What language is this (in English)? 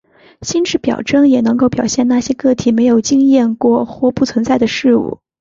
Chinese